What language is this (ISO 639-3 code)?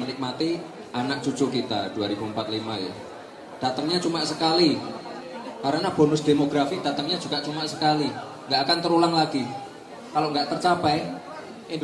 ind